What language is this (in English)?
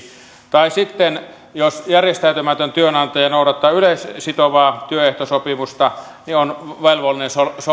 Finnish